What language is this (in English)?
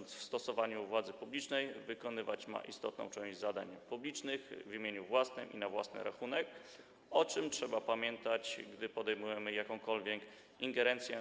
Polish